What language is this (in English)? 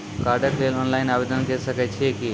Maithili